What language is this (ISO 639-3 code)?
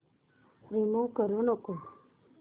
mar